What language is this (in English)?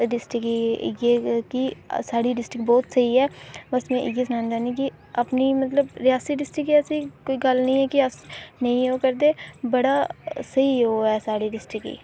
Dogri